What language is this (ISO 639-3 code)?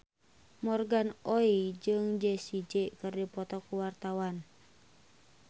sun